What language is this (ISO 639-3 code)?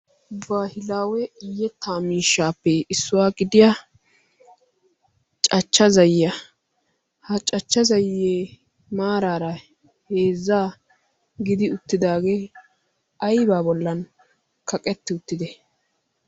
wal